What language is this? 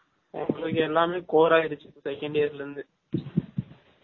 Tamil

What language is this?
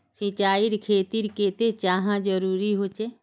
Magahi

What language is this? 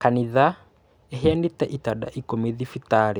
Kikuyu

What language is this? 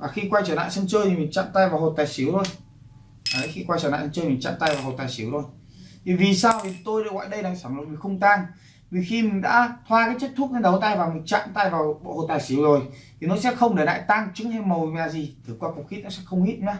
Vietnamese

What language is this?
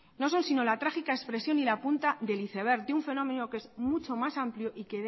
Spanish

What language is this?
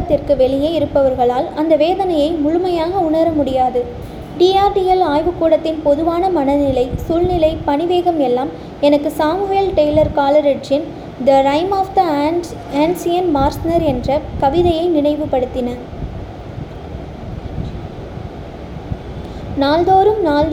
Tamil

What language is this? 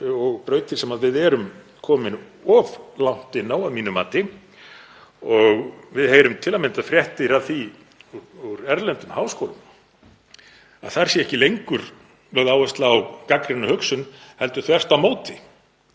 Icelandic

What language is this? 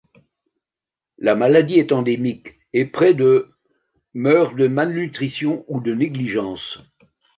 French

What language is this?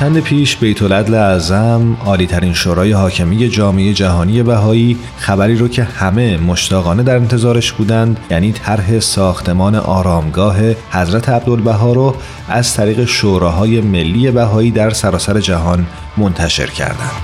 Persian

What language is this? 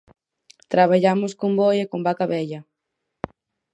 Galician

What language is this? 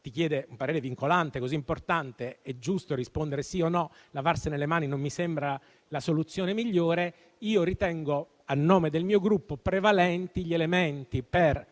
Italian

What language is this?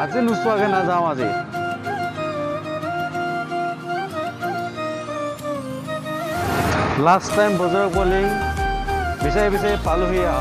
Indonesian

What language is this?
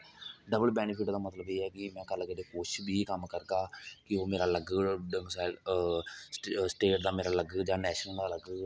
Dogri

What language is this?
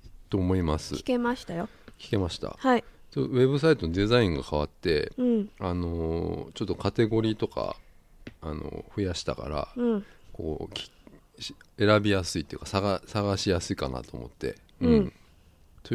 Japanese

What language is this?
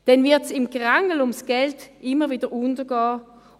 Swiss German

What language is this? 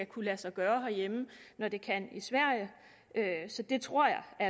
Danish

